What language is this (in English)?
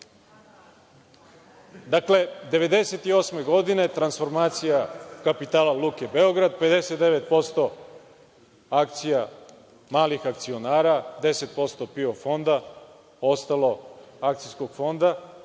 Serbian